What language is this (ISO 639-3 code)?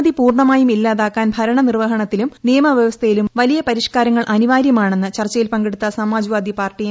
mal